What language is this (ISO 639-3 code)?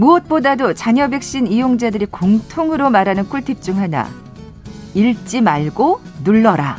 kor